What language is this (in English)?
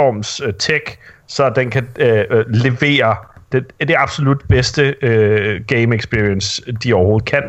Danish